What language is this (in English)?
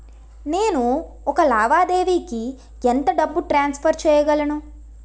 Telugu